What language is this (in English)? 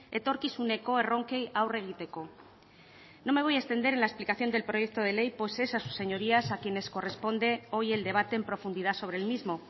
Spanish